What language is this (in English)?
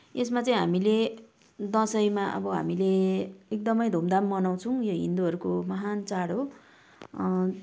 Nepali